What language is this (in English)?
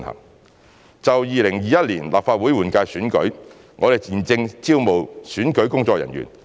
Cantonese